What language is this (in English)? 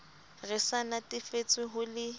Southern Sotho